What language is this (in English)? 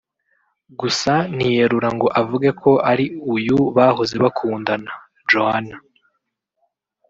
Kinyarwanda